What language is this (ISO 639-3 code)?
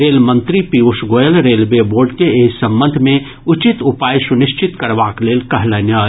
mai